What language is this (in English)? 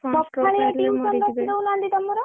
Odia